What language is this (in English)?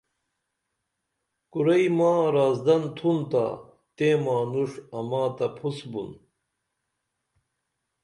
Dameli